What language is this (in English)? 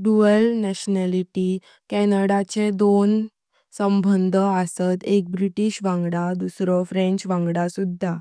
Konkani